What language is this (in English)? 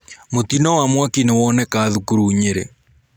Kikuyu